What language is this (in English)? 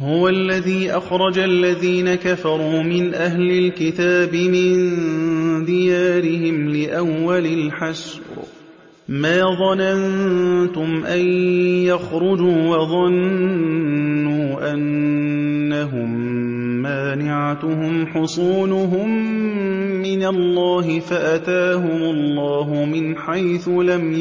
Arabic